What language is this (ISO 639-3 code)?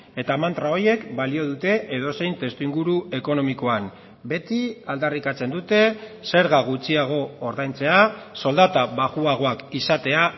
eus